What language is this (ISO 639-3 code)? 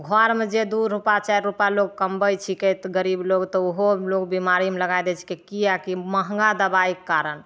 mai